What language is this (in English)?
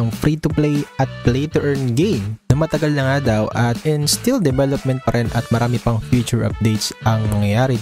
Filipino